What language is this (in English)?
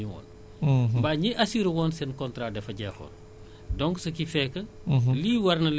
Wolof